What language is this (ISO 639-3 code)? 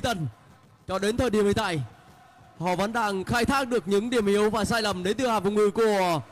vie